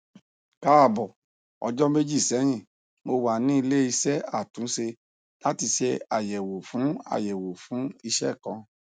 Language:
Yoruba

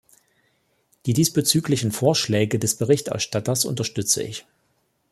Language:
German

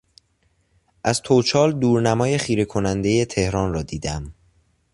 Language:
Persian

